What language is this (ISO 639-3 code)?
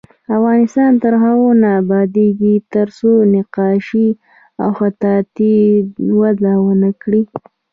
pus